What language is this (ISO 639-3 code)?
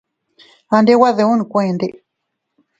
cut